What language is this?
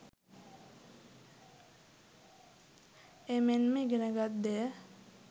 Sinhala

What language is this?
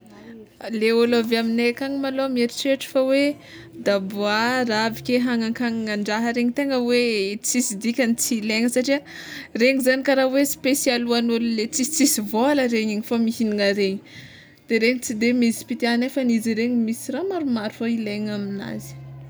Tsimihety Malagasy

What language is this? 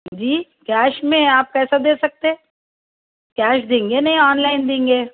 Urdu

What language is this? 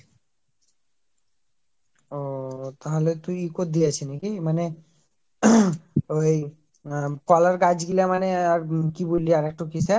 Bangla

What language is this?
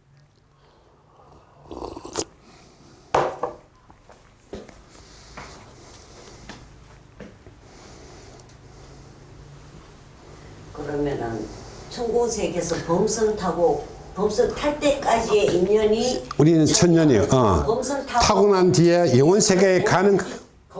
Korean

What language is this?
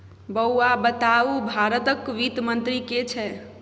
Maithili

